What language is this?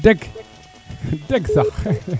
Serer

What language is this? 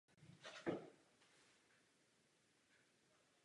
Czech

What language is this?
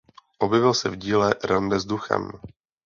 Czech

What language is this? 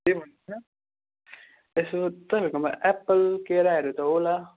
Nepali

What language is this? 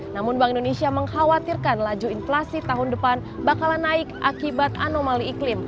Indonesian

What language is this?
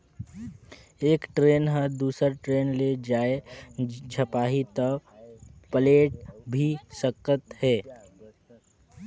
Chhattisgarhi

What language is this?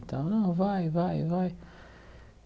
Portuguese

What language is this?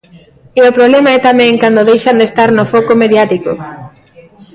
Galician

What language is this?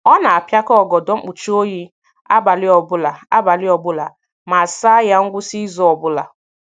Igbo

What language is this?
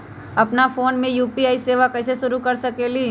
Magahi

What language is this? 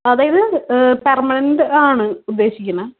Malayalam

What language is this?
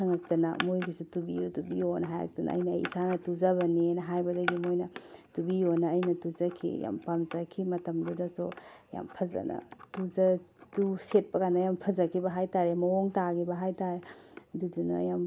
Manipuri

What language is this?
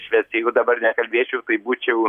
Lithuanian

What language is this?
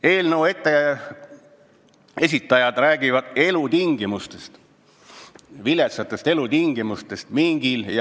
Estonian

